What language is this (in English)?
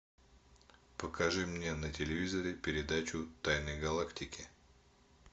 Russian